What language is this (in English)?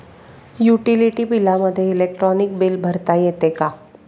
Marathi